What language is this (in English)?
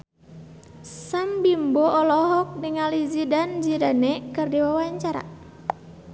Sundanese